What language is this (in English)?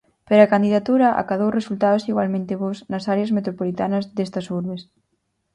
Galician